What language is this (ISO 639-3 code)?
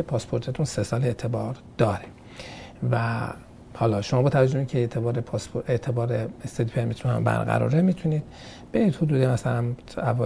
fas